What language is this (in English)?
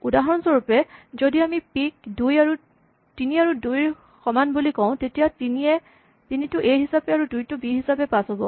Assamese